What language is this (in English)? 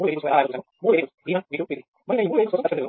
Telugu